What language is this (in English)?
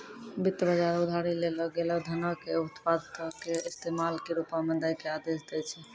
Maithili